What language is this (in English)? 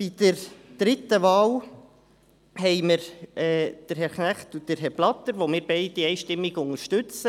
Swiss German